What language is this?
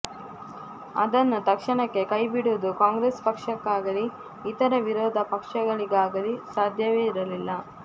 Kannada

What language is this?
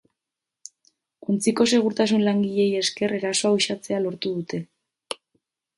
Basque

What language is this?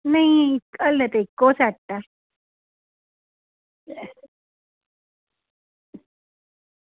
Dogri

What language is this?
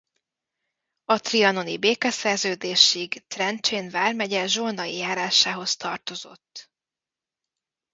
Hungarian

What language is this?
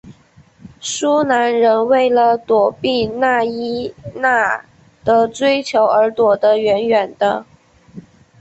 Chinese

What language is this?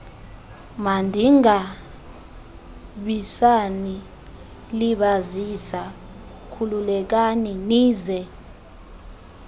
Xhosa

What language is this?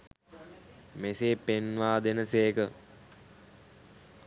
Sinhala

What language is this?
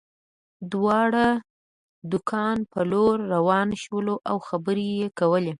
Pashto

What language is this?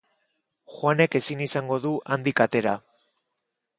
Basque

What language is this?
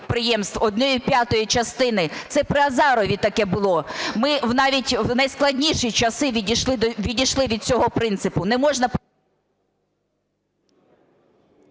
Ukrainian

